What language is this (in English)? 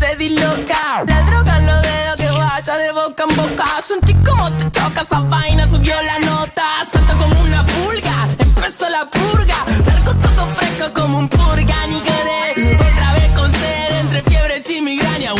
Spanish